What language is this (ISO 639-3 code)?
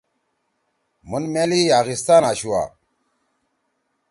trw